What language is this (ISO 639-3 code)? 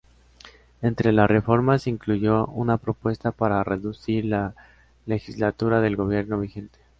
spa